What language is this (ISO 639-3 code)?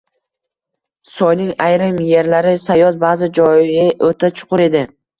uzb